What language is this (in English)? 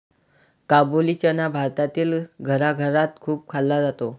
Marathi